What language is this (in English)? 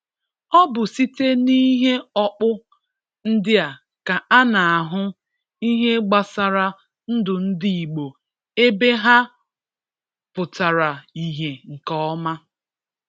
Igbo